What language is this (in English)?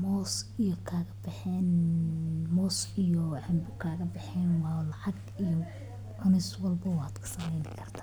Somali